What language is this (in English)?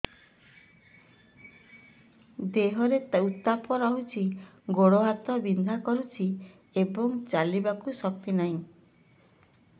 Odia